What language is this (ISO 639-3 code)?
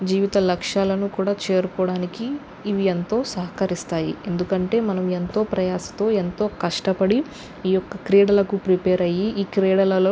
tel